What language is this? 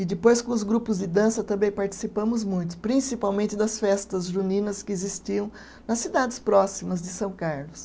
Portuguese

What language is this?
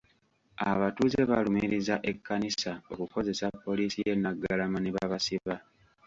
Ganda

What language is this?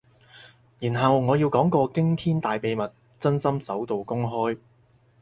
Cantonese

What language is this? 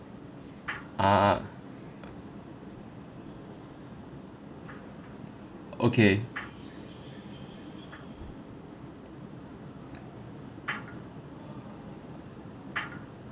English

